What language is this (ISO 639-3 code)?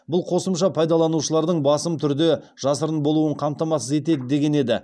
kaz